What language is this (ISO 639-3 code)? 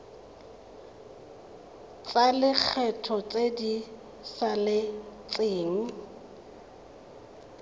tsn